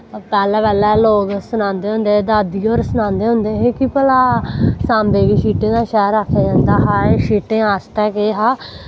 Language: Dogri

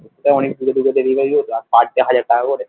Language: Bangla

